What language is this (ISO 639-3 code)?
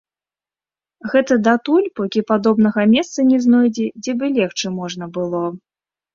bel